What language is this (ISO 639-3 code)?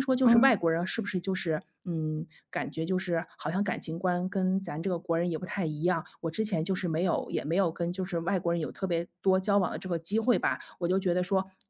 zho